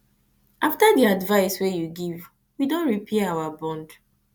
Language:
Nigerian Pidgin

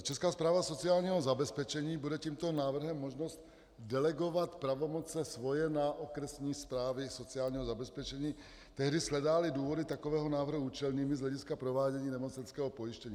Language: Czech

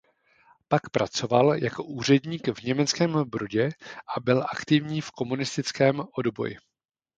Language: Czech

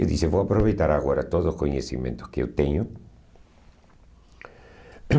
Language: Portuguese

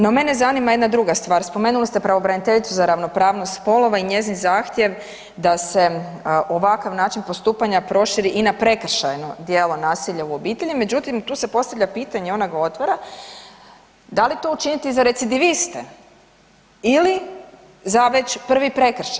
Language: Croatian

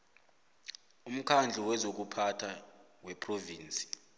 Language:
South Ndebele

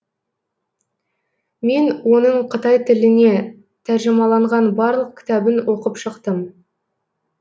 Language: Kazakh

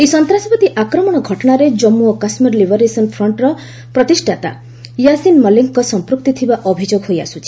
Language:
Odia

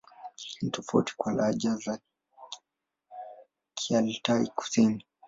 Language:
Swahili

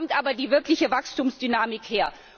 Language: German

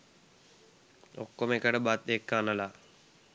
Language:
Sinhala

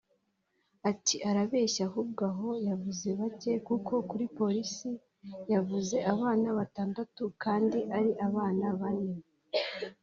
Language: Kinyarwanda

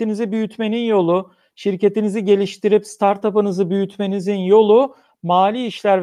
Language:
Turkish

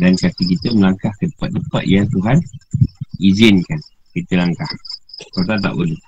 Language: Malay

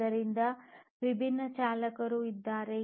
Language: Kannada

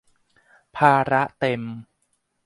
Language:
Thai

